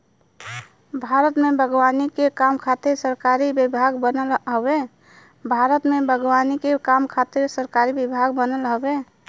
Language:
Bhojpuri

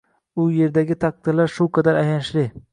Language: Uzbek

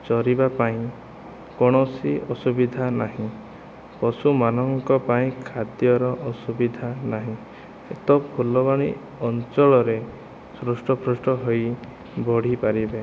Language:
Odia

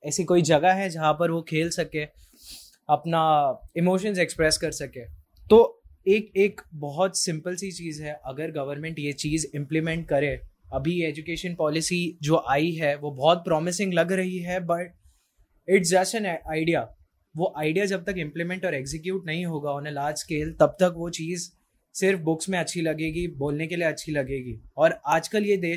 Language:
Hindi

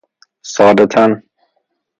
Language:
Persian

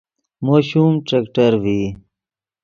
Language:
Yidgha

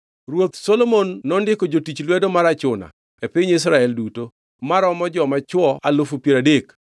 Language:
Luo (Kenya and Tanzania)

